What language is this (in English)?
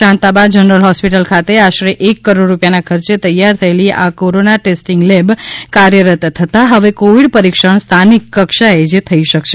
Gujarati